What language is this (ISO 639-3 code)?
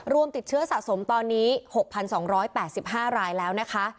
tha